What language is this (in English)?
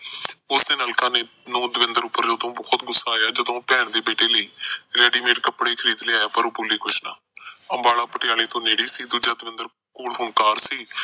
Punjabi